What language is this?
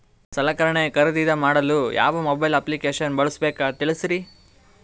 Kannada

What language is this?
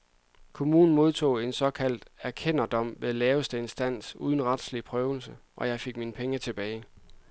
Danish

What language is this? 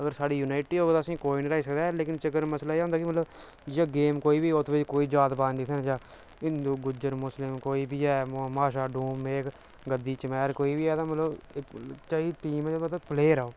Dogri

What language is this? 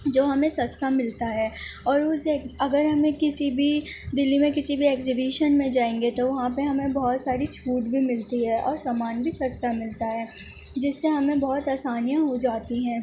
Urdu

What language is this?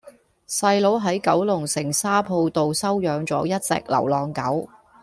Cantonese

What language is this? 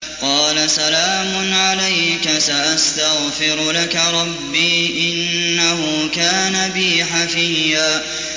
Arabic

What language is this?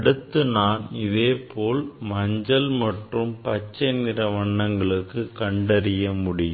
Tamil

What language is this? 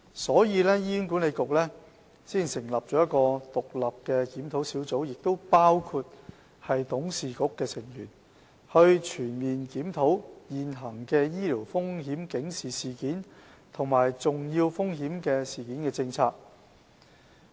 Cantonese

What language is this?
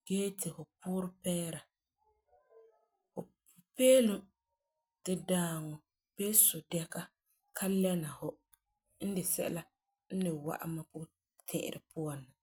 Frafra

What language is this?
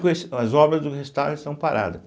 Portuguese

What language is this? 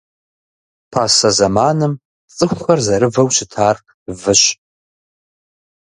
Kabardian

